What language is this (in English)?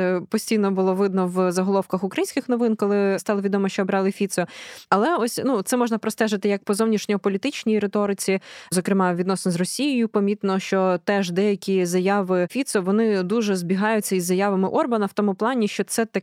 Ukrainian